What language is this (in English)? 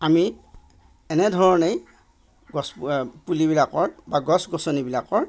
Assamese